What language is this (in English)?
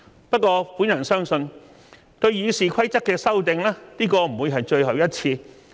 Cantonese